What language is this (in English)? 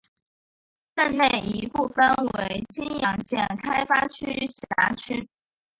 Chinese